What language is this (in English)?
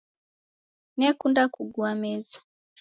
Taita